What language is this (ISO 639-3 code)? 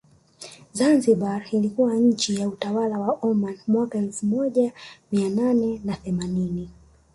swa